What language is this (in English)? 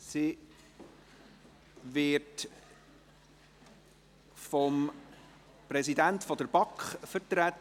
Swiss German